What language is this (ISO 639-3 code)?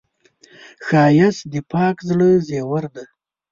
pus